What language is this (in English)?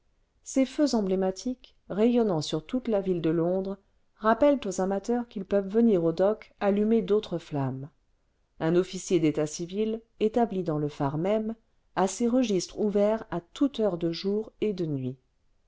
French